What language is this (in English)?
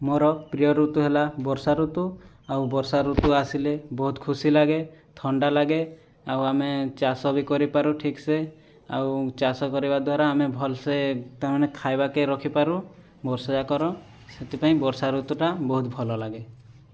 Odia